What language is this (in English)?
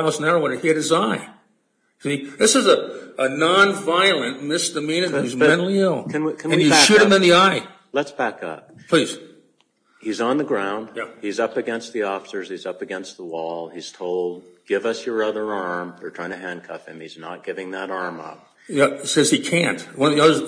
English